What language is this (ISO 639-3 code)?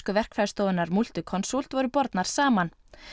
isl